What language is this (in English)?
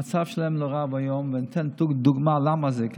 Hebrew